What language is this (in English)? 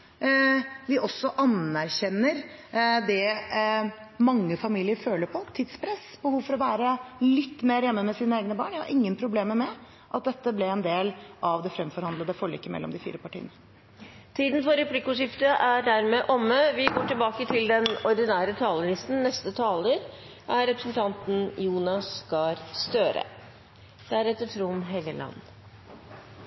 Norwegian